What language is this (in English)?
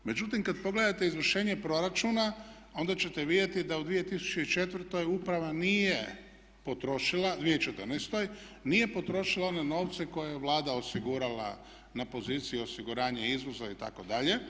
Croatian